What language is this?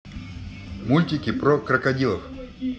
Russian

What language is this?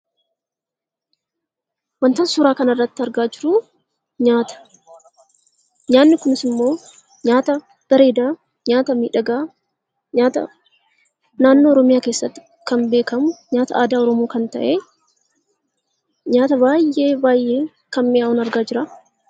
Oromo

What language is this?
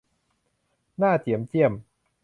Thai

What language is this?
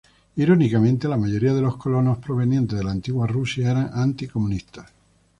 Spanish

